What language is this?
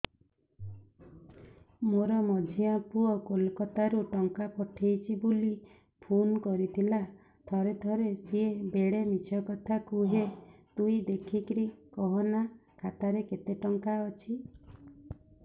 Odia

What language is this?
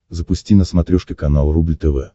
Russian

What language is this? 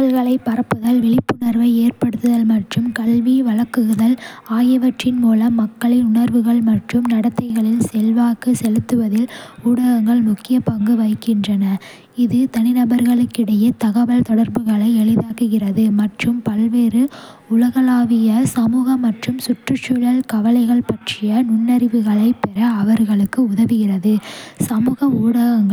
Kota (India)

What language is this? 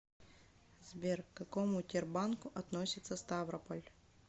Russian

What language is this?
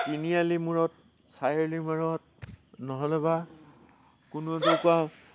Assamese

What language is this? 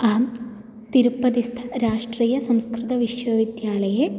Sanskrit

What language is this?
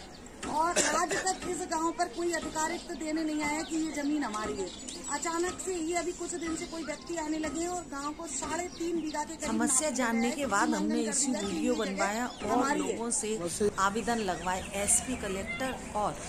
Hindi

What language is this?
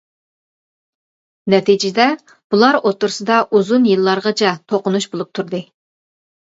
Uyghur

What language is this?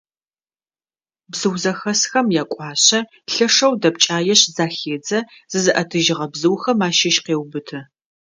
Adyghe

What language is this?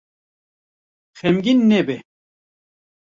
Kurdish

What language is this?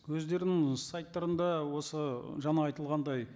Kazakh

